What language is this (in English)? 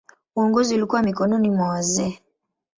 Swahili